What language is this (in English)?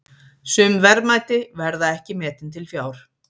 Icelandic